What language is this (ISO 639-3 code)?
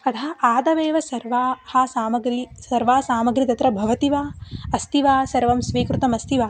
san